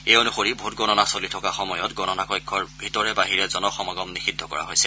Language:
Assamese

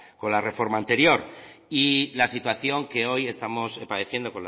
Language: Spanish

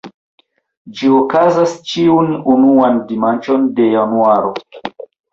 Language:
Esperanto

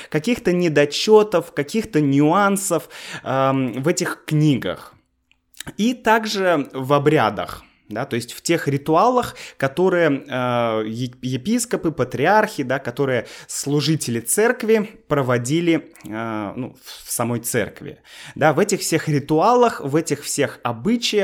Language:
Russian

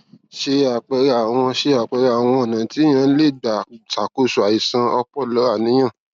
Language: Yoruba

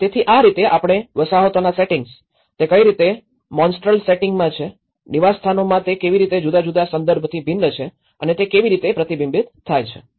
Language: Gujarati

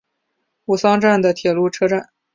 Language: Chinese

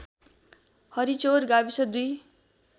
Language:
Nepali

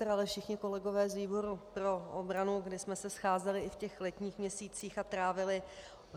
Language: Czech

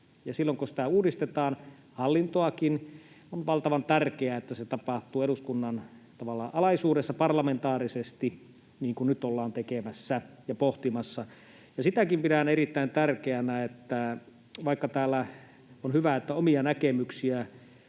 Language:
Finnish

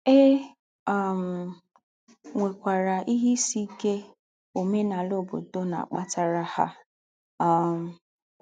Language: Igbo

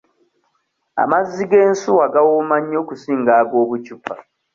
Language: Ganda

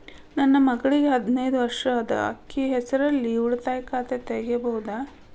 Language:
Kannada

